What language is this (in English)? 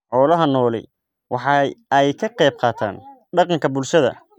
Somali